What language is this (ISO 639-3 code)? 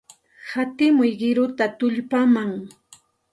qxt